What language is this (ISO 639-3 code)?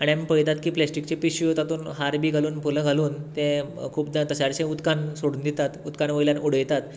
kok